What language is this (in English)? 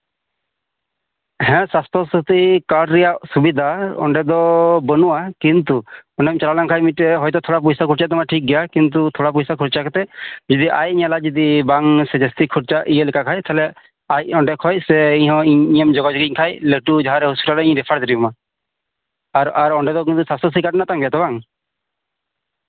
Santali